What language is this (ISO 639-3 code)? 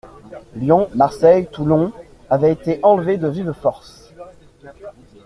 fra